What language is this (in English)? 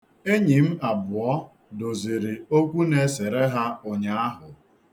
Igbo